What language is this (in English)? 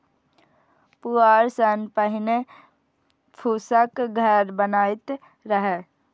Maithili